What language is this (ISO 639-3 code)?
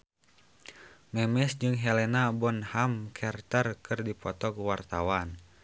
sun